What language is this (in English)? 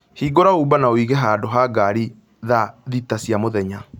Kikuyu